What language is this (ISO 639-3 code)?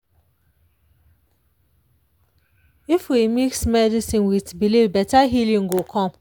pcm